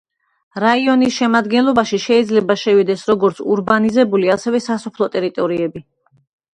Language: Georgian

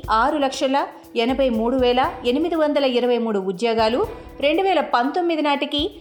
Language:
Telugu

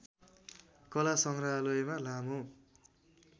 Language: Nepali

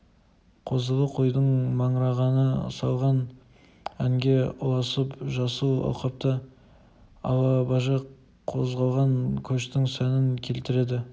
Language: Kazakh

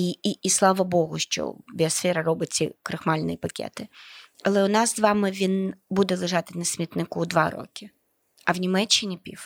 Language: Ukrainian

